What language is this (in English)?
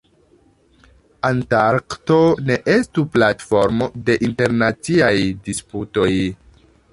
Esperanto